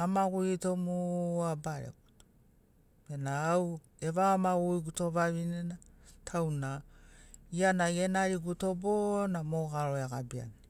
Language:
Sinaugoro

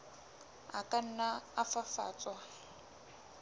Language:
Southern Sotho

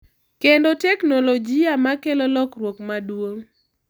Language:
Luo (Kenya and Tanzania)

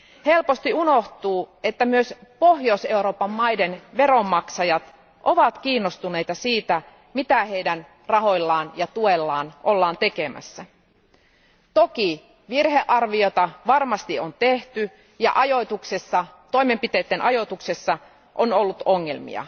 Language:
Finnish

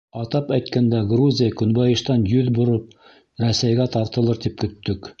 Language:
Bashkir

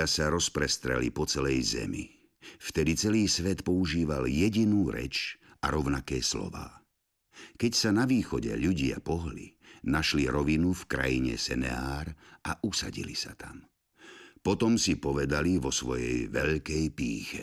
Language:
Slovak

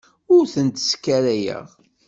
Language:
Kabyle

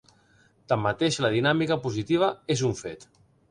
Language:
Catalan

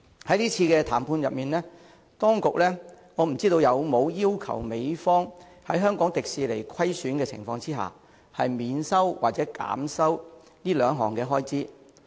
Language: Cantonese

